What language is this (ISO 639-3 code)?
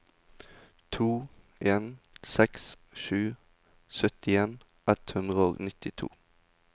nor